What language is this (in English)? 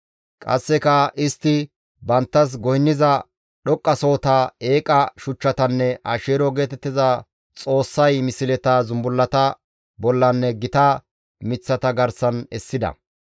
Gamo